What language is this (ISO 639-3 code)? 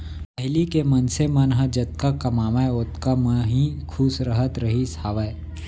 hne